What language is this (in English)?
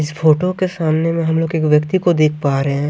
Hindi